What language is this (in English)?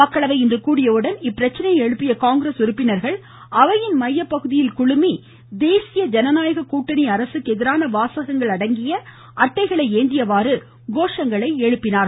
Tamil